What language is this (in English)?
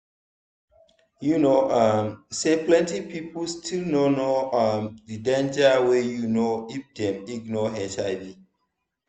Nigerian Pidgin